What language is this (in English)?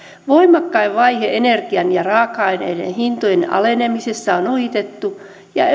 Finnish